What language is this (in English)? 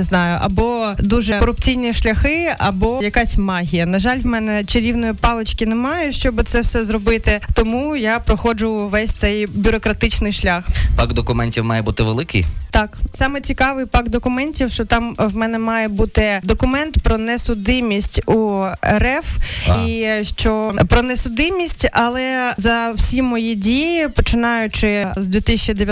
Ukrainian